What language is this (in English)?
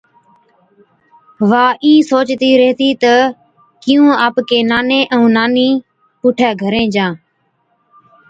Od